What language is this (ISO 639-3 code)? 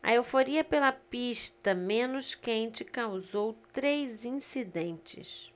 por